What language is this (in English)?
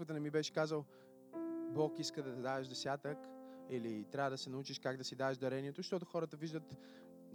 Bulgarian